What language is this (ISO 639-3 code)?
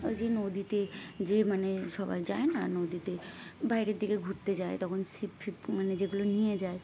ben